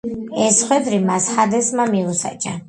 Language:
Georgian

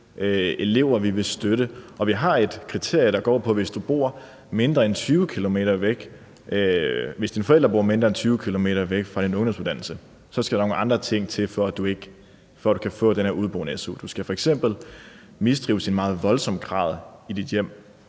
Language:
Danish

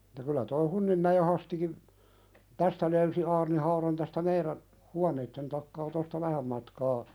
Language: Finnish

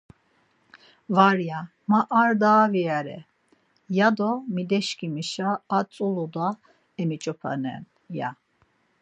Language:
Laz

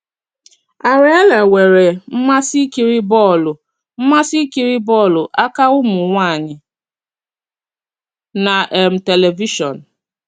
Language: Igbo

